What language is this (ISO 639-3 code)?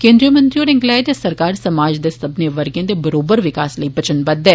doi